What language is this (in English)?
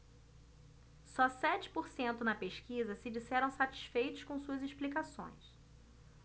Portuguese